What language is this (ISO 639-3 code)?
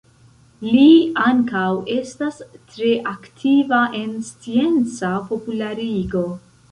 epo